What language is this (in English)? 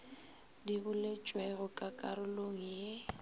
Northern Sotho